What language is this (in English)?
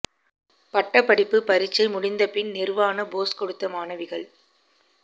Tamil